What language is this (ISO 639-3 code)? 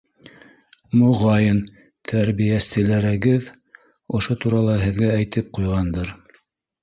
bak